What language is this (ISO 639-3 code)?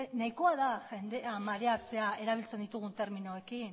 eus